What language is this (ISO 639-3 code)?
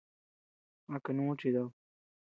cux